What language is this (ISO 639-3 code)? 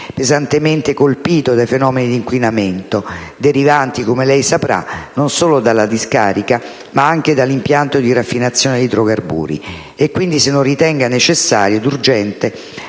ita